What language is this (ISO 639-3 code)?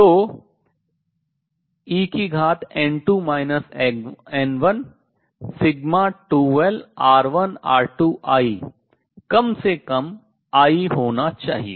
hin